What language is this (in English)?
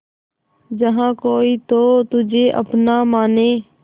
Hindi